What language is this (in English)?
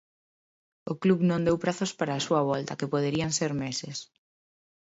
Galician